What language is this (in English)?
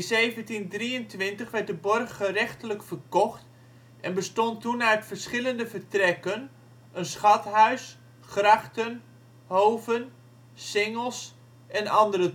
Dutch